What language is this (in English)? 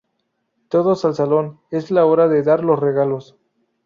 Spanish